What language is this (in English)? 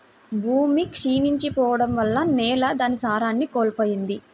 Telugu